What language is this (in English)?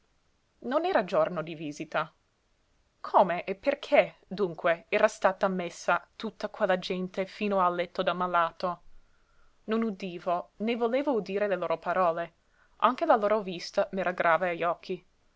Italian